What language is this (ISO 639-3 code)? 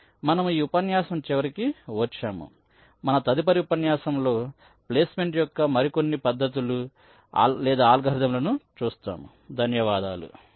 tel